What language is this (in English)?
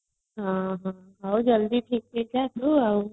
Odia